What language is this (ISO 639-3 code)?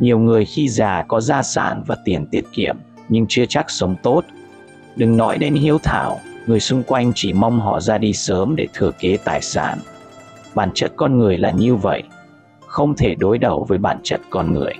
vie